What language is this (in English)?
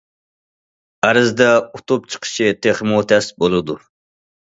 Uyghur